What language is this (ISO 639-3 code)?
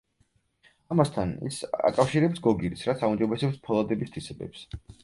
kat